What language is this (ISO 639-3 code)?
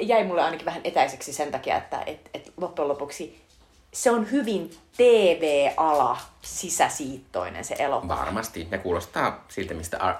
fin